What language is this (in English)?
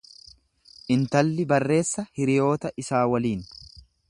Oromo